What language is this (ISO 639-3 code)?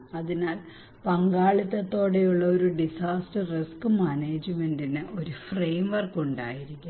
mal